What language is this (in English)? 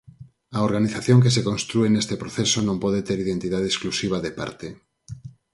Galician